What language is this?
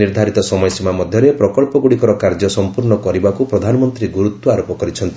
Odia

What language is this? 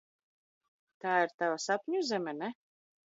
Latvian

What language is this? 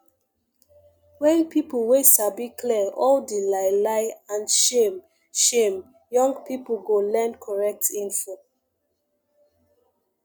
Nigerian Pidgin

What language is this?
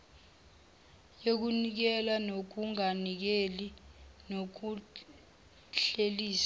Zulu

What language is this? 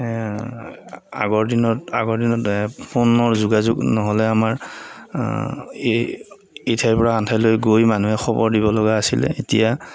Assamese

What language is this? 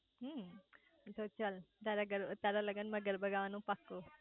Gujarati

